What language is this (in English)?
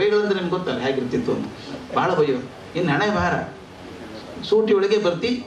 Romanian